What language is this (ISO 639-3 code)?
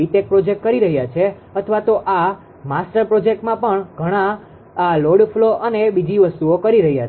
guj